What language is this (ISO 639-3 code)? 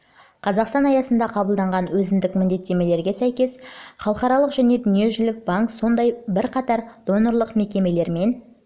kaz